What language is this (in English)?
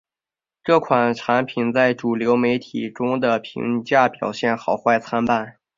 Chinese